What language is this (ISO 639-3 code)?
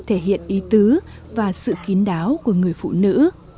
vie